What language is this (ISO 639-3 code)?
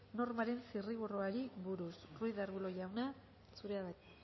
eus